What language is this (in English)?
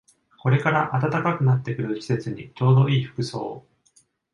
Japanese